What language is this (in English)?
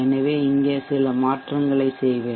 Tamil